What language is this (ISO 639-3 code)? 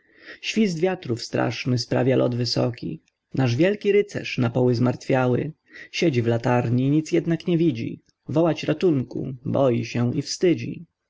pol